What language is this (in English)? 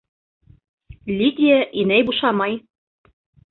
Bashkir